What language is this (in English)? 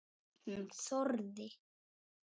Icelandic